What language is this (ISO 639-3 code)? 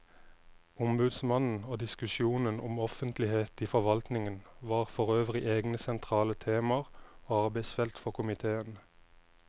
nor